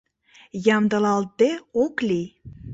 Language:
Mari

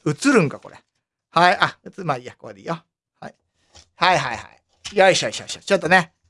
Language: Japanese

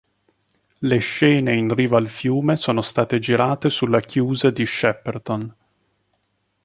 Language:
Italian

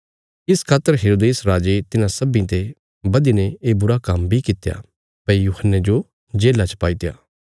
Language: Bilaspuri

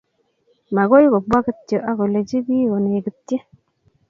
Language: Kalenjin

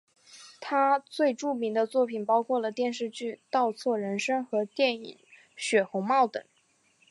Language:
Chinese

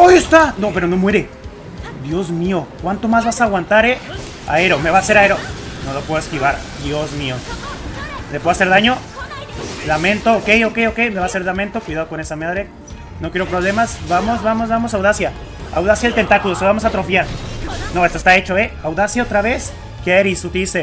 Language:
Spanish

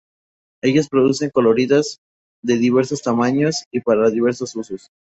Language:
Spanish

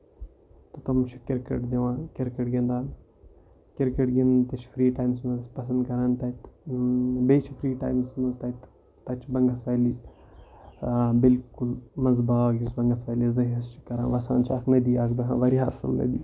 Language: Kashmiri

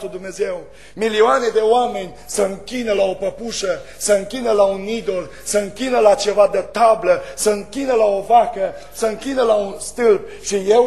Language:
Romanian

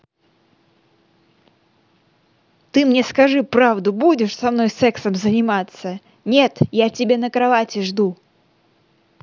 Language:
Russian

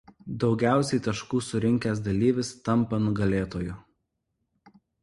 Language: Lithuanian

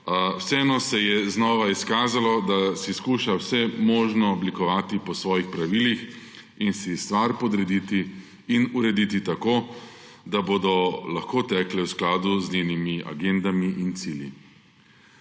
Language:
Slovenian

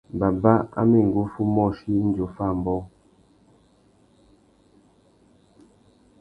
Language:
Tuki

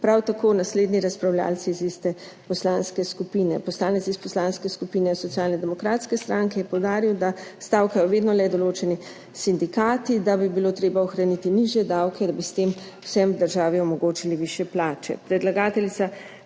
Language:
Slovenian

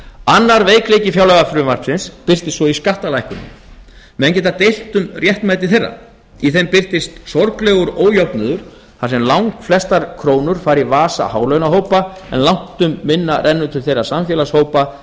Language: Icelandic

